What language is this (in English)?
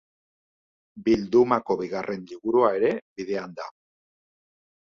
Basque